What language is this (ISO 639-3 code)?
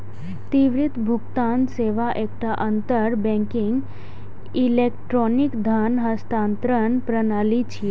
mai